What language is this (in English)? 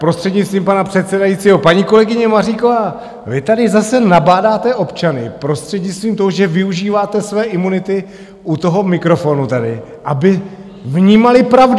Czech